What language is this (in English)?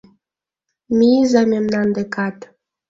Mari